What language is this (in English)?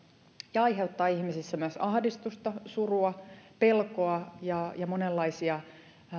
Finnish